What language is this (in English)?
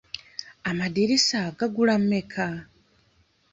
Ganda